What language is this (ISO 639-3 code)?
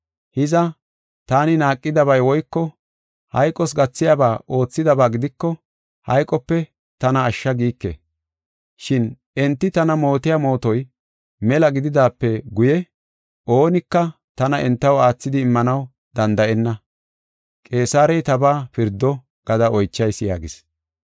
gof